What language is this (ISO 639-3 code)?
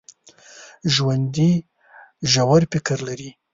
pus